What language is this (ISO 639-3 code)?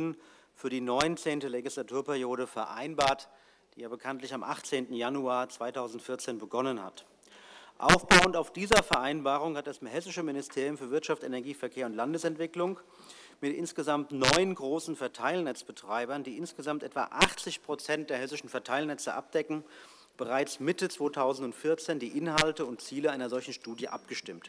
deu